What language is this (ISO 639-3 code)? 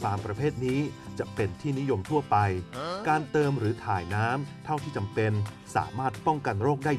tha